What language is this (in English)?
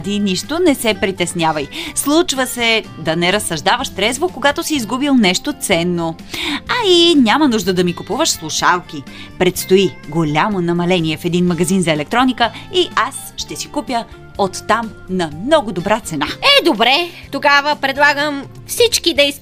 Bulgarian